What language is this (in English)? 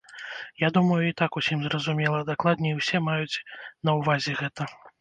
Belarusian